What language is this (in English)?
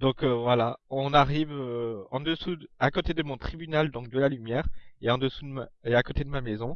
French